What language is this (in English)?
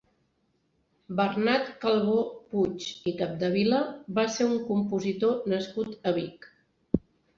Catalan